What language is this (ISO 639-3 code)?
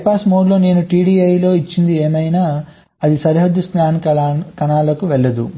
tel